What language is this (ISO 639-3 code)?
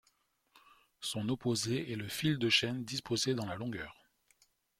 fra